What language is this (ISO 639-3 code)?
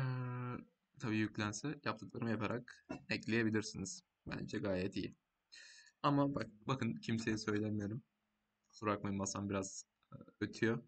tur